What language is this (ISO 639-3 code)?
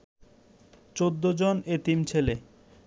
ben